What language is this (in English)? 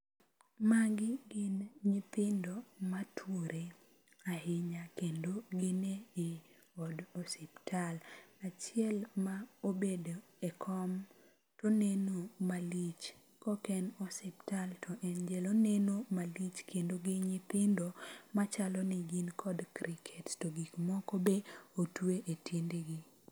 Luo (Kenya and Tanzania)